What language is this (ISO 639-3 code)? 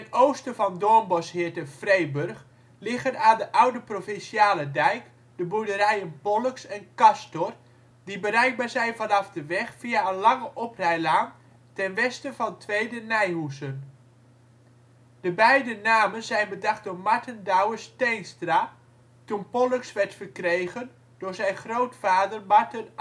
nld